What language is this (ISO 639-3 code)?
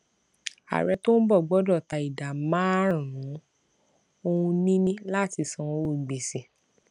yor